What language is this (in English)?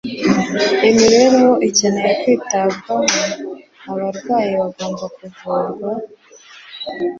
Kinyarwanda